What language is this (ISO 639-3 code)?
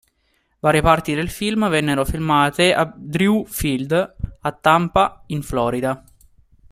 ita